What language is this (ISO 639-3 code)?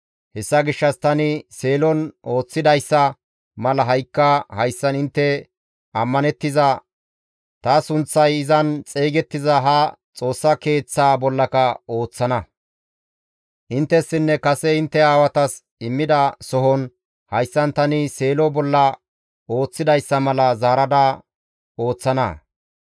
gmv